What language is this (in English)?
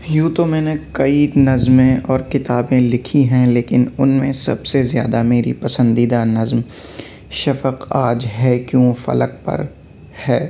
Urdu